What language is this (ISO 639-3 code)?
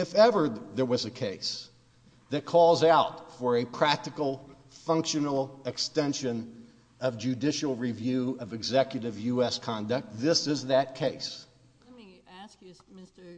eng